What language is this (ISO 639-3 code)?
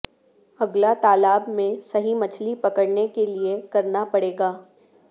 urd